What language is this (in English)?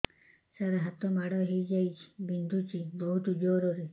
Odia